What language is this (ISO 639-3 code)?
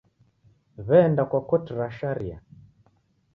dav